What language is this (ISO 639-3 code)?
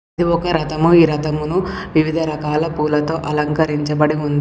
tel